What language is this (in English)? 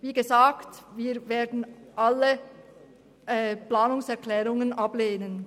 Swiss German